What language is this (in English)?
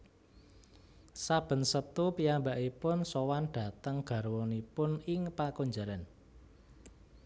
Javanese